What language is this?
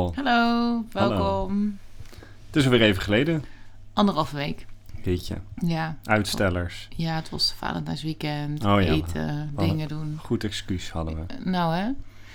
Dutch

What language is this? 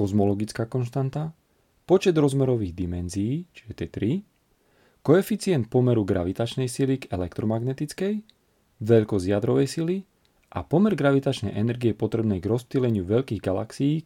Slovak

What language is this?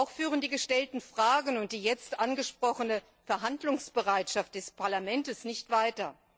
German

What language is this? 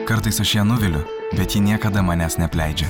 Lithuanian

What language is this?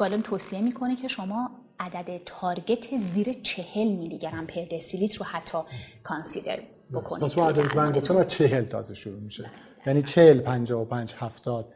Persian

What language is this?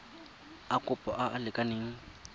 Tswana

